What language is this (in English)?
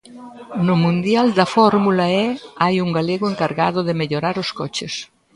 Galician